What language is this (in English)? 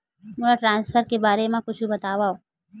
Chhattisgarhi